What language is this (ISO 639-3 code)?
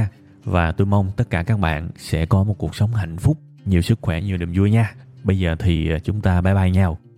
vie